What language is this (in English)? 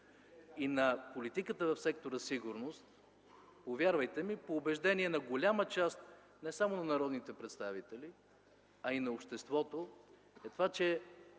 Bulgarian